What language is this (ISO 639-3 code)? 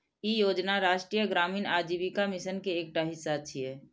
mai